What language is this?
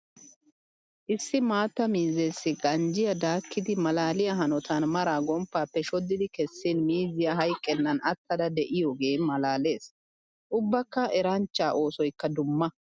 Wolaytta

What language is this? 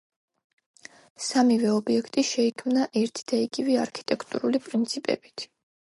Georgian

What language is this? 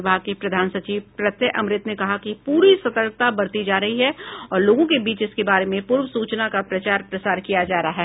Hindi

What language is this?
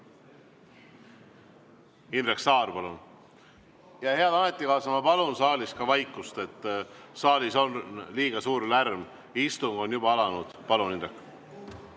Estonian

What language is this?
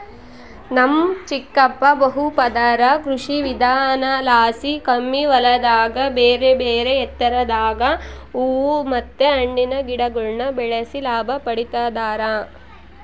Kannada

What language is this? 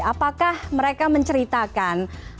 Indonesian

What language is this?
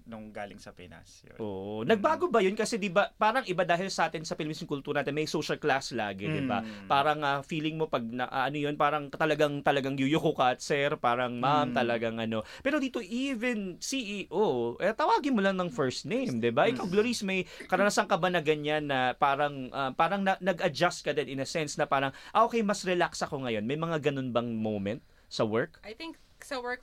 Filipino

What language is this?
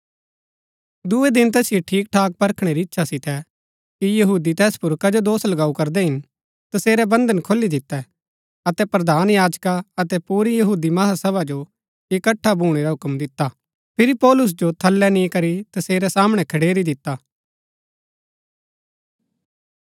Gaddi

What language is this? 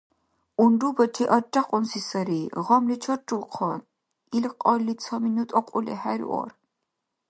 Dargwa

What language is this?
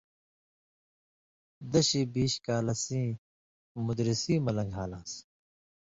Indus Kohistani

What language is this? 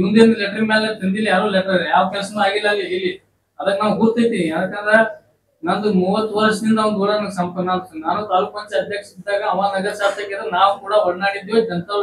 Kannada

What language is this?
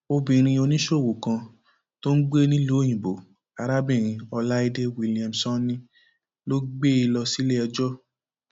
Yoruba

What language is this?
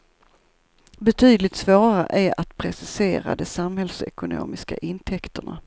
Swedish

